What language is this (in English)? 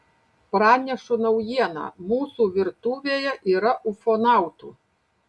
Lithuanian